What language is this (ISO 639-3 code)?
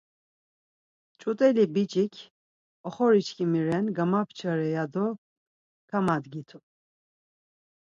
lzz